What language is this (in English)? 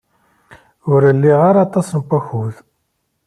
Kabyle